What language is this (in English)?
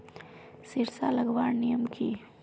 Magahi